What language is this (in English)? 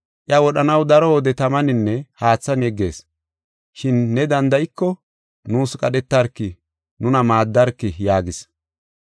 Gofa